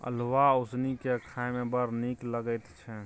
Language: Maithili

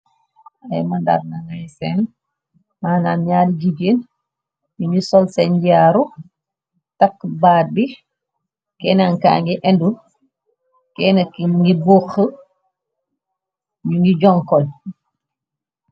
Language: Wolof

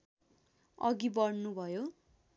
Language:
Nepali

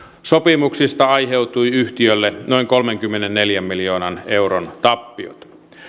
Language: Finnish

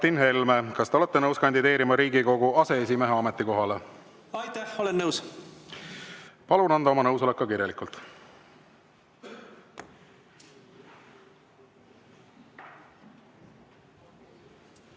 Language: Estonian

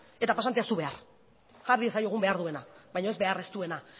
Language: Basque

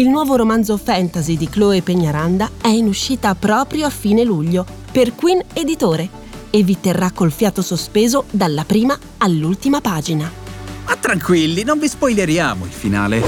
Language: Italian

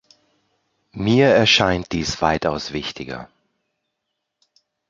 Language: German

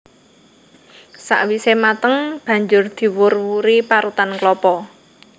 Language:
Javanese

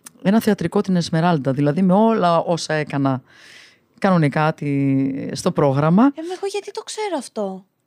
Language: Greek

